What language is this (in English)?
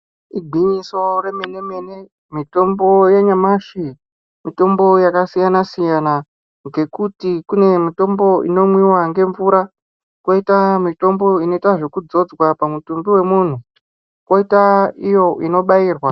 Ndau